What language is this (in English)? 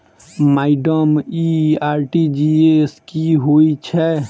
Maithili